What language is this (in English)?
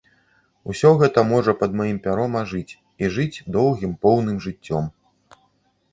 Belarusian